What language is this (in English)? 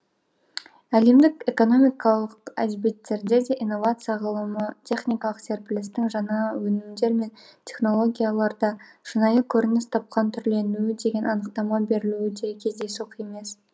Kazakh